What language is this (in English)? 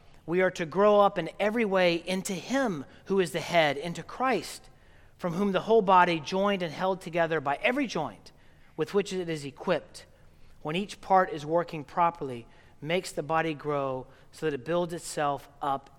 English